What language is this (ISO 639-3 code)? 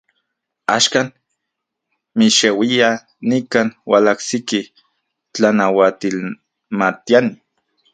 ncx